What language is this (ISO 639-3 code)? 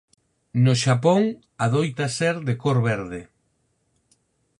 glg